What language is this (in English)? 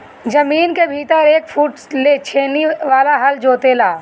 Bhojpuri